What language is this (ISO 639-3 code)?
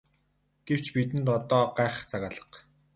mon